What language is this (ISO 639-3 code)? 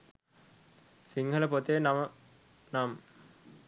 sin